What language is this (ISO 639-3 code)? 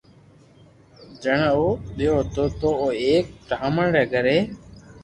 lrk